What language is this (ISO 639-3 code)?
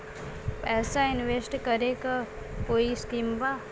bho